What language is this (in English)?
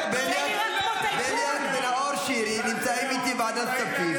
Hebrew